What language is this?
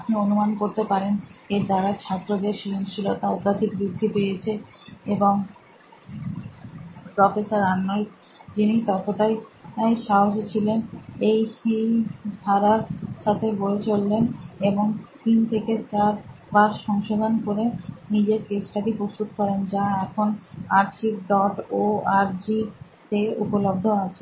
Bangla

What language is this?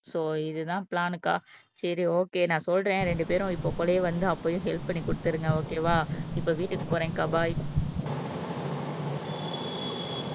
Tamil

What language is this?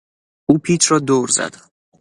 Persian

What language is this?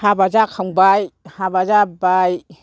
Bodo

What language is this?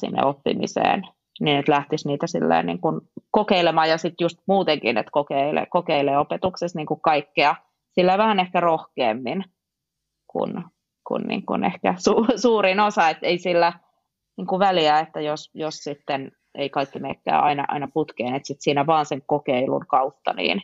Finnish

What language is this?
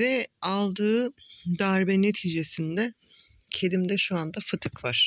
Turkish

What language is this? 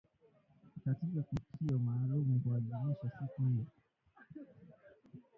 Swahili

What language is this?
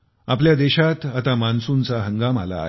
Marathi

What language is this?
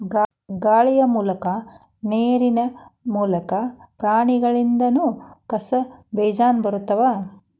Kannada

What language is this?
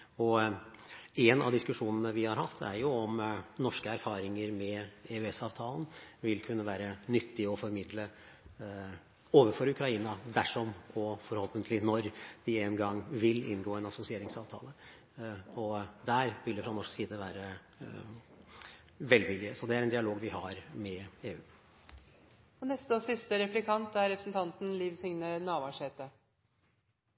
Norwegian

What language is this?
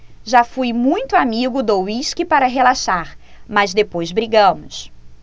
Portuguese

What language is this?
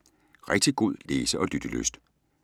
Danish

